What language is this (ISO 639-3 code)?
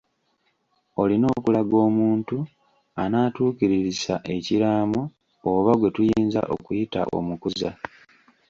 lug